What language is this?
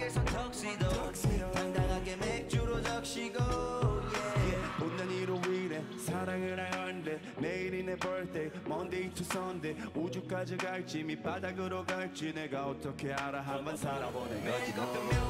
Korean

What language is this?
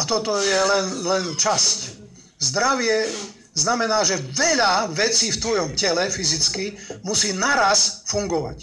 Slovak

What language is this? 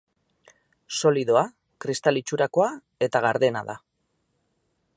Basque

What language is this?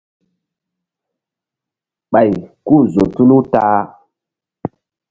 Mbum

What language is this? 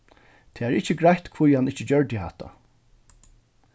Faroese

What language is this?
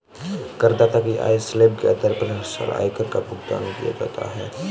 Hindi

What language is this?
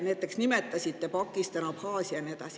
Estonian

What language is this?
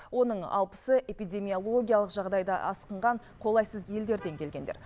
Kazakh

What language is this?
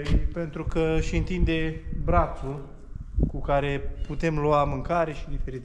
Romanian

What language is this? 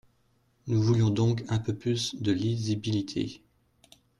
French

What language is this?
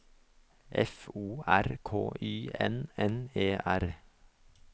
Norwegian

